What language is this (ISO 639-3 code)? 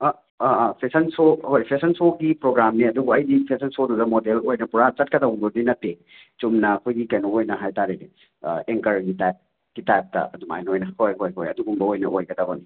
mni